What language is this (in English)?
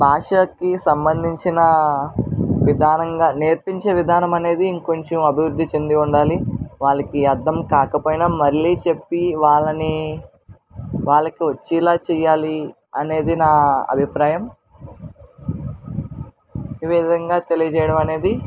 Telugu